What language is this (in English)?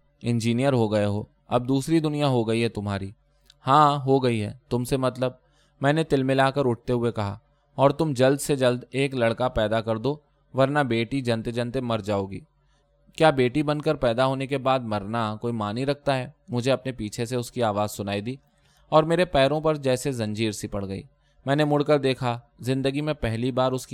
Urdu